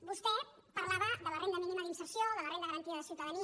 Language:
Catalan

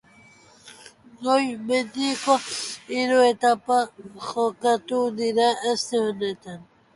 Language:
Basque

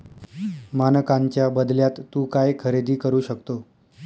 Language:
Marathi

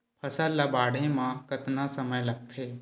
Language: Chhattisgarhi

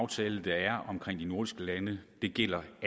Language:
Danish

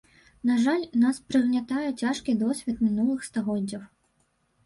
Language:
Belarusian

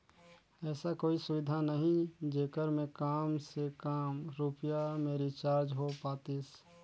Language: Chhattisgarhi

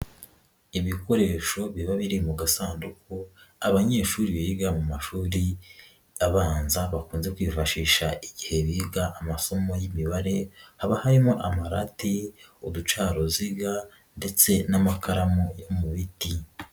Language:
Kinyarwanda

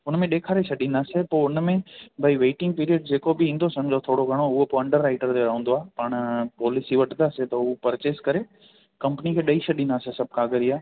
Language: Sindhi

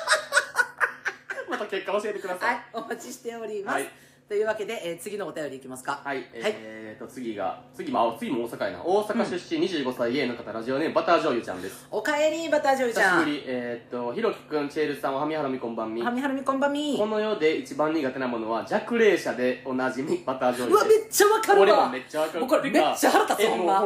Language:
Japanese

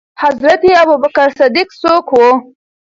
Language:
Pashto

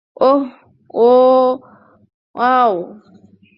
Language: Bangla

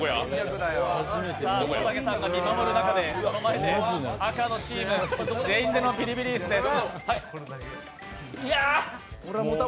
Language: Japanese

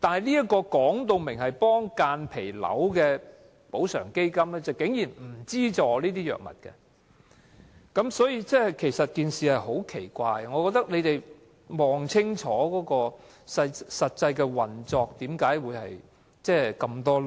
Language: Cantonese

